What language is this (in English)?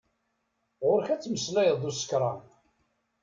Kabyle